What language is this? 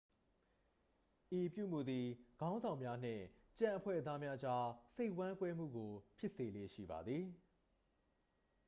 Burmese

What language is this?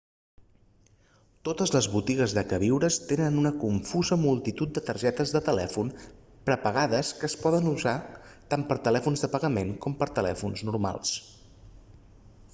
Catalan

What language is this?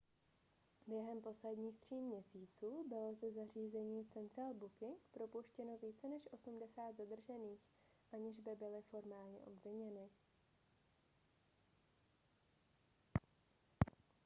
Czech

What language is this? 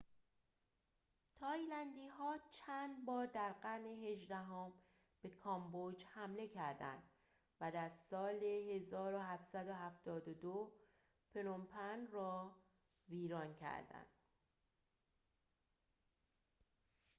Persian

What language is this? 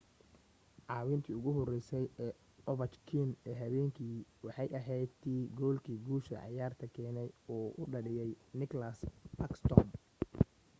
Somali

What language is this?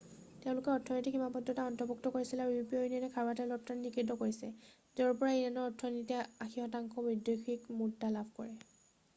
Assamese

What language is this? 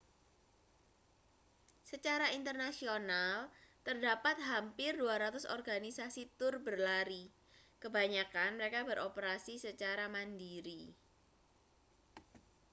Indonesian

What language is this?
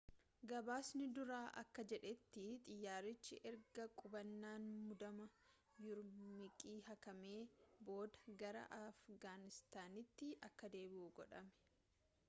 Oromo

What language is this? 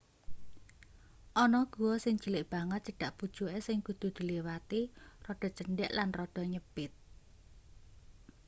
Javanese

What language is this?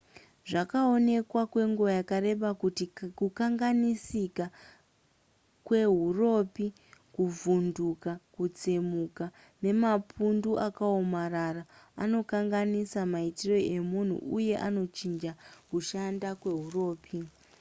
Shona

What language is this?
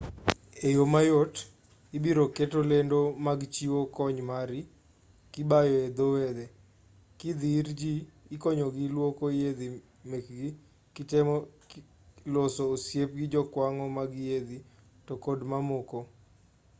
Luo (Kenya and Tanzania)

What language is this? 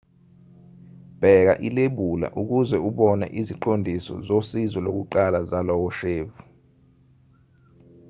Zulu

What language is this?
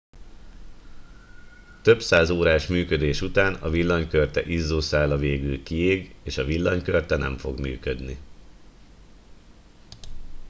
Hungarian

